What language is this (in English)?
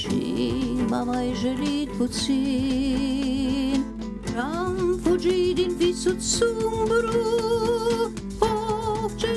Romanian